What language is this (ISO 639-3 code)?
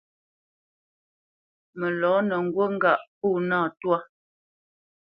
bce